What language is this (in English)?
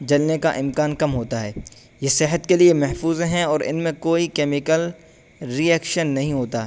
Urdu